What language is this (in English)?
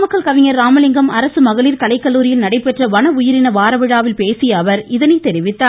Tamil